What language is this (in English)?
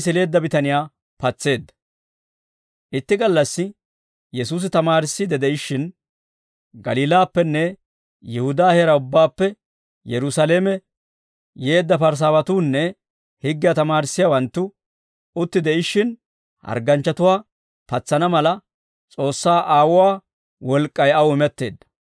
Dawro